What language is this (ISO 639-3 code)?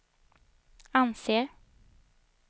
swe